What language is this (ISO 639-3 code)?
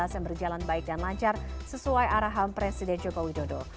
ind